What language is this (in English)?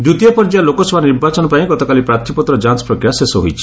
Odia